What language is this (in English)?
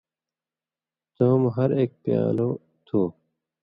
Indus Kohistani